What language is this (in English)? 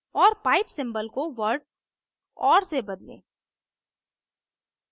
Hindi